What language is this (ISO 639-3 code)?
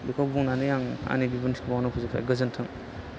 brx